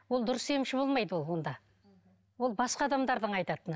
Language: Kazakh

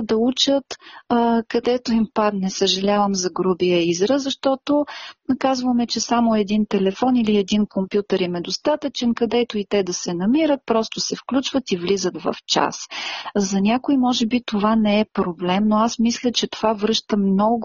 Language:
Bulgarian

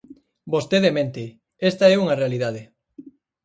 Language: Galician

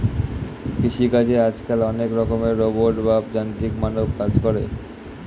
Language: Bangla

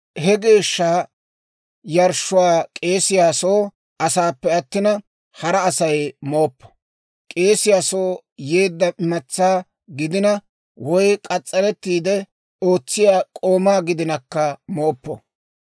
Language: Dawro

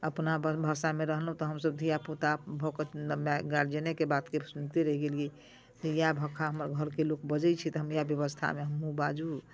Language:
Maithili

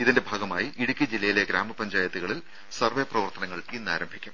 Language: Malayalam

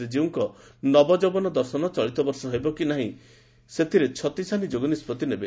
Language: Odia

